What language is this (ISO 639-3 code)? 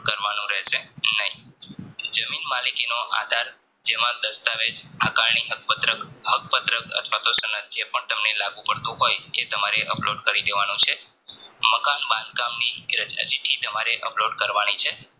guj